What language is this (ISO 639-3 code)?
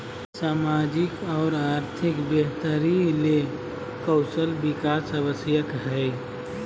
mag